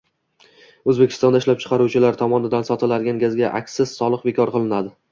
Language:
Uzbek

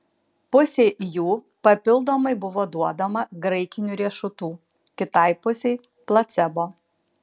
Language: Lithuanian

